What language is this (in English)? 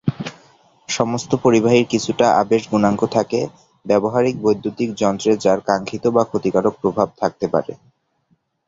Bangla